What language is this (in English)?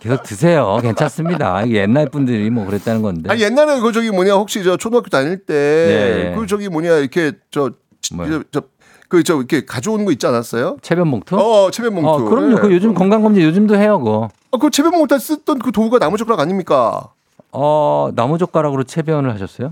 Korean